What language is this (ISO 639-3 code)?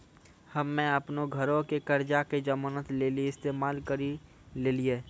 mai